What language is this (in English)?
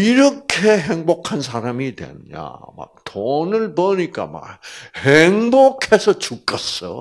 Korean